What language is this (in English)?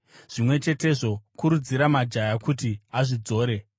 Shona